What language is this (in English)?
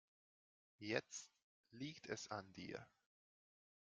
German